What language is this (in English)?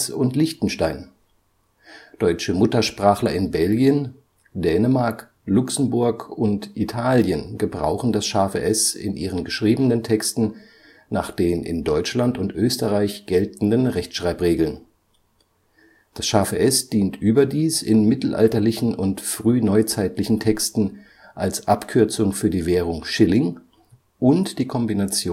German